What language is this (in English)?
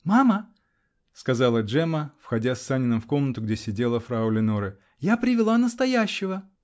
Russian